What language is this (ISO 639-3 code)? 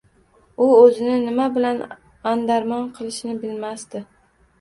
uzb